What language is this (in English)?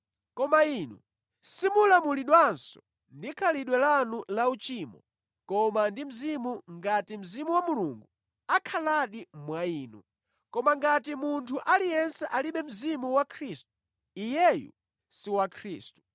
Nyanja